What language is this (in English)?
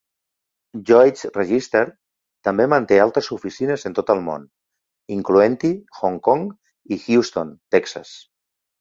Catalan